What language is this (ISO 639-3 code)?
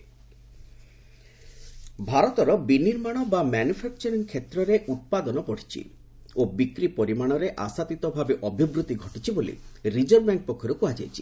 ori